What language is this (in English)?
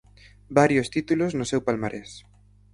Galician